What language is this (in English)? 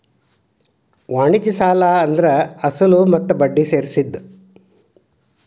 Kannada